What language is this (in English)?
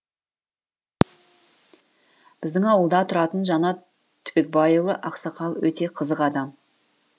Kazakh